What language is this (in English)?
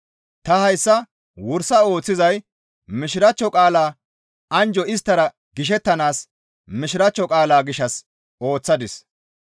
Gamo